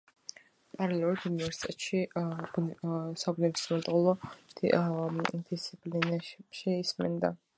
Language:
Georgian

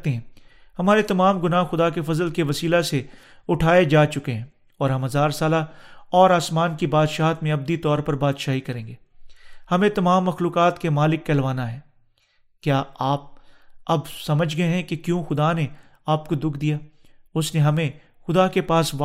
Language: Urdu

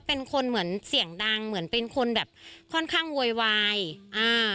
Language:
Thai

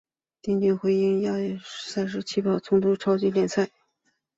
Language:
Chinese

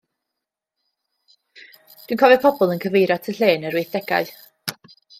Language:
Welsh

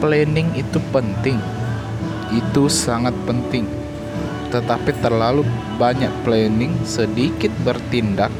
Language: Indonesian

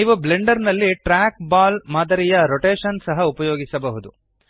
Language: Kannada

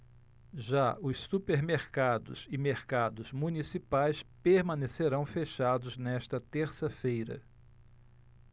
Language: Portuguese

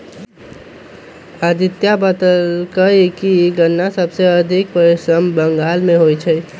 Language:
Magahi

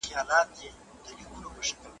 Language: Pashto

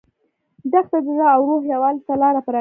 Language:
Pashto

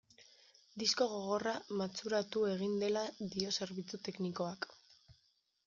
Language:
Basque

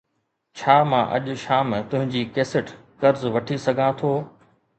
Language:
Sindhi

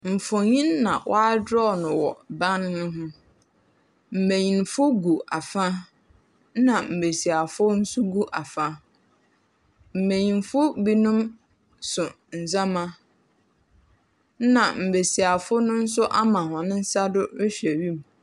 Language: Akan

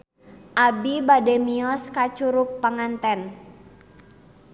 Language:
Sundanese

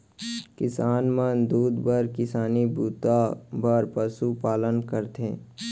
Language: Chhattisgarhi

